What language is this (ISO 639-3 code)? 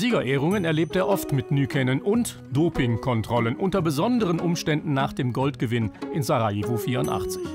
deu